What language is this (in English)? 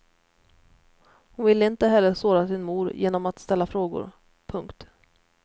Swedish